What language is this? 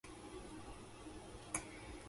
Japanese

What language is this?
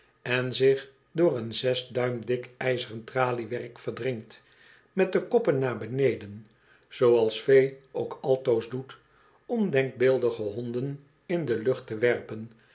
Dutch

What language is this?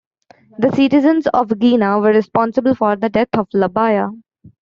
English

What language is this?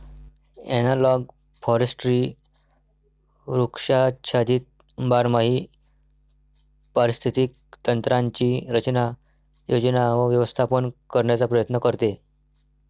Marathi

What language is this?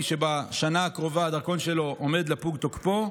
Hebrew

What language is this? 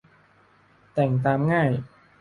Thai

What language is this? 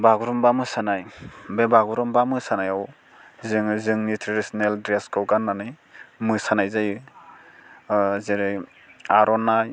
Bodo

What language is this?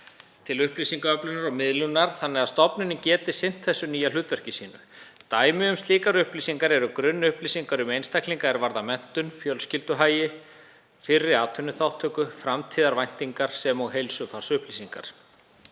Icelandic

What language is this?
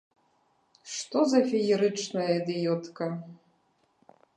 Belarusian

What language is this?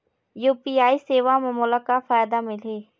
Chhattisgarhi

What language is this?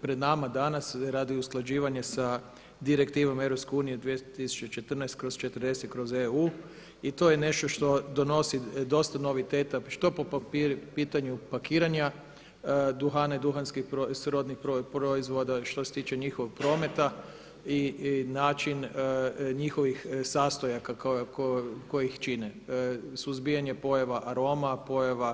Croatian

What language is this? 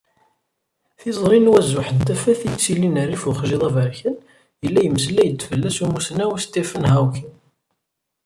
Kabyle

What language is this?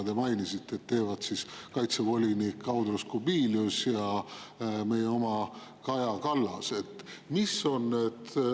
Estonian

